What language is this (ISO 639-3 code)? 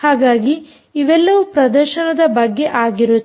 kan